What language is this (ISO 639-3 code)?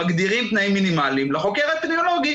heb